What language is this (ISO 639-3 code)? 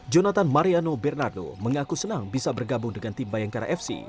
ind